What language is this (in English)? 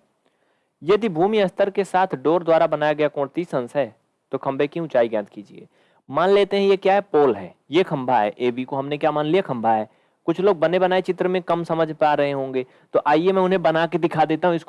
Hindi